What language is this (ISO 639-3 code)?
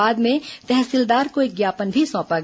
hin